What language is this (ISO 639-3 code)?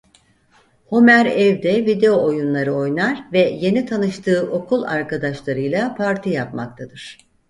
tur